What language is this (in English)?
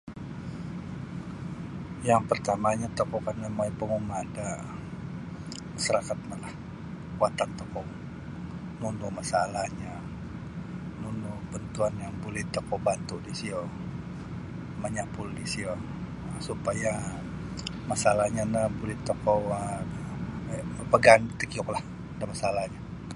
Sabah Bisaya